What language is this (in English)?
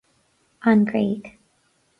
Irish